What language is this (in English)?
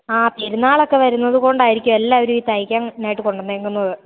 Malayalam